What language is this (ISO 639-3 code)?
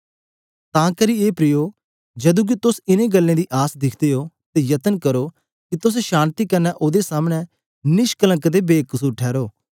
doi